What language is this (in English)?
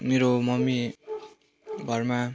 Nepali